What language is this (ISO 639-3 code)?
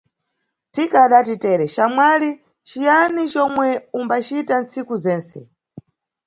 nyu